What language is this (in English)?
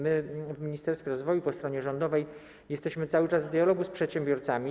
Polish